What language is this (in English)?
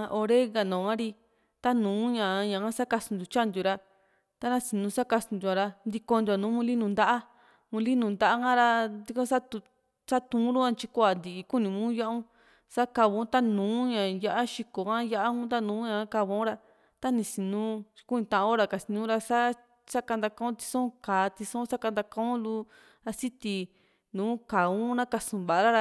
Juxtlahuaca Mixtec